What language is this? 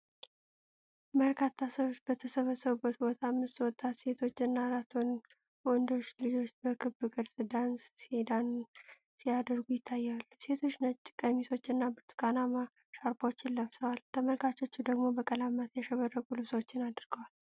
Amharic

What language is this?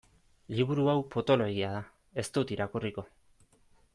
Basque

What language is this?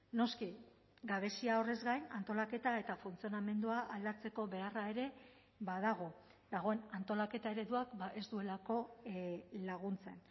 Basque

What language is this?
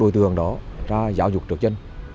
Vietnamese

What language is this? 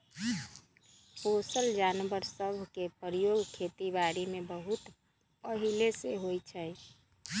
Magahi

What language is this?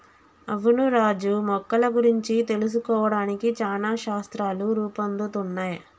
Telugu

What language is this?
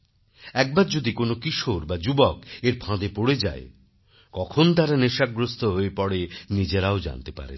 Bangla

